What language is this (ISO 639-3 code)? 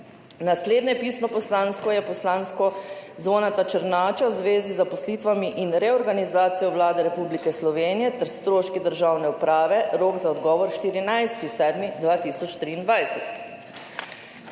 slv